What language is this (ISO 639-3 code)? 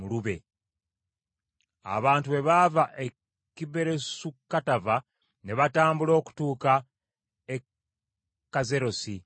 lug